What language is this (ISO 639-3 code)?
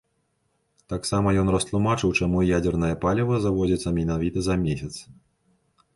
bel